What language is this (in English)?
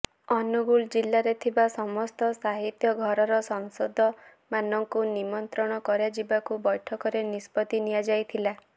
Odia